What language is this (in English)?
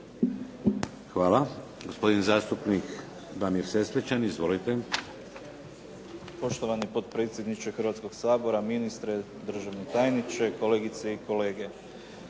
Croatian